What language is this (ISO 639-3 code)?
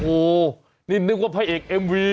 tha